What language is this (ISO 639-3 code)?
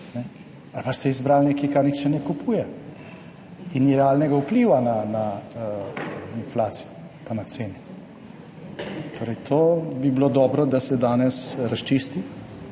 slv